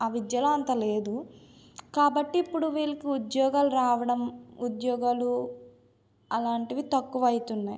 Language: Telugu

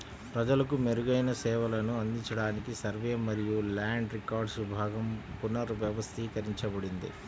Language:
Telugu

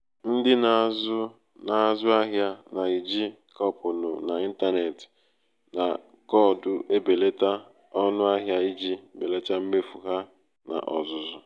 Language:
Igbo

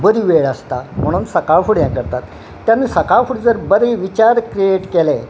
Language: Konkani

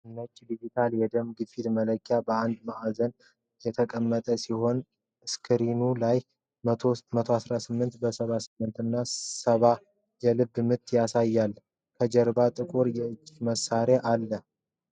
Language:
Amharic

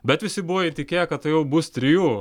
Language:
Lithuanian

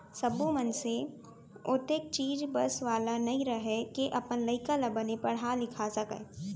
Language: Chhattisgarhi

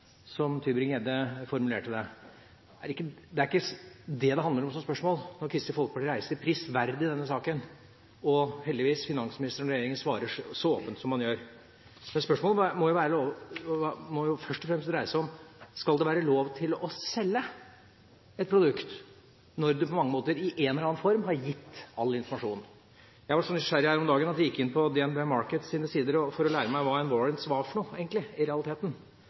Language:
Norwegian Bokmål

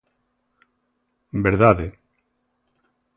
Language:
Galician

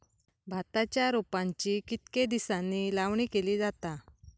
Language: Marathi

